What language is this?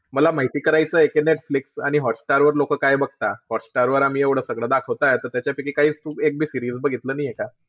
Marathi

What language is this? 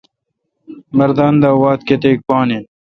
Kalkoti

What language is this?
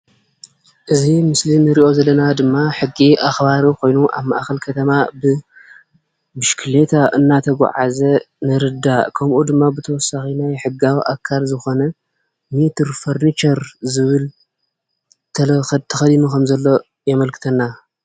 Tigrinya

